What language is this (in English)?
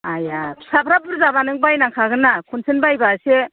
Bodo